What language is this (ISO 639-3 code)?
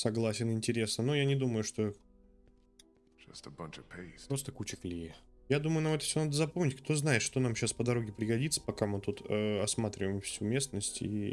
rus